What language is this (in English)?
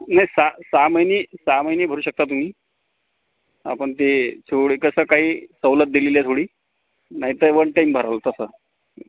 Marathi